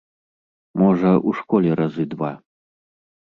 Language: Belarusian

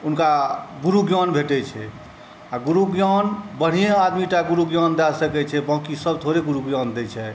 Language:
Maithili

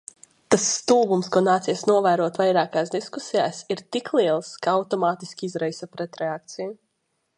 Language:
Latvian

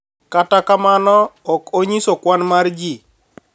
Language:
Luo (Kenya and Tanzania)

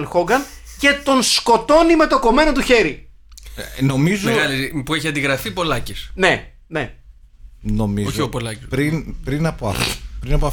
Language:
Greek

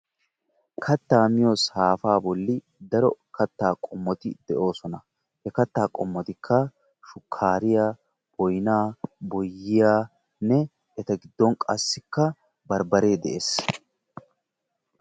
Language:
Wolaytta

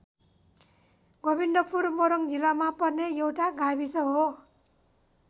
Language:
Nepali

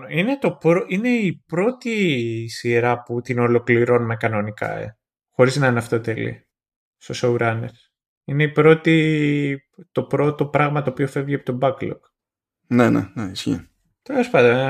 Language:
Greek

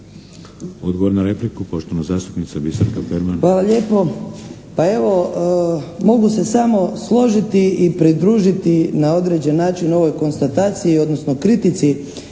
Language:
Croatian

